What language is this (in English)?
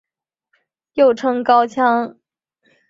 Chinese